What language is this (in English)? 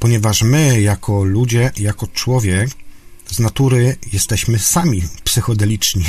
Polish